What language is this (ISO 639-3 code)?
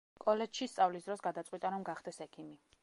kat